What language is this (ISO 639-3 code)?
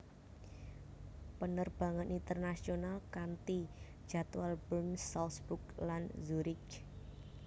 jav